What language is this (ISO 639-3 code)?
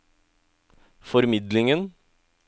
nor